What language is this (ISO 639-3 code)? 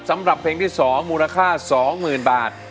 tha